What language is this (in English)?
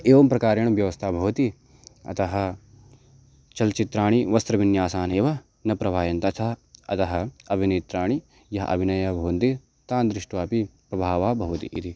Sanskrit